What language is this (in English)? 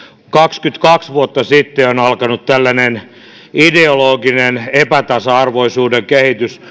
Finnish